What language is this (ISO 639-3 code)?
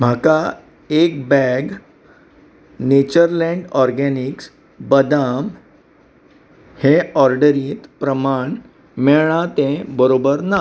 kok